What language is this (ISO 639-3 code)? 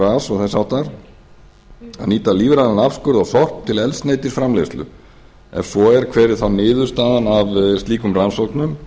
isl